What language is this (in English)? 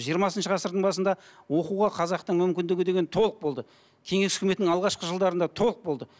Kazakh